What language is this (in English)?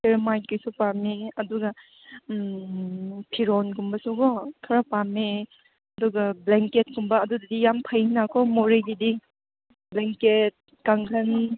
Manipuri